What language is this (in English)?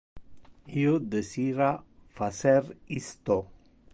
Interlingua